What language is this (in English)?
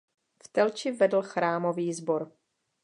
Czech